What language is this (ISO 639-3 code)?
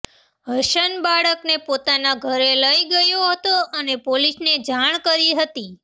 guj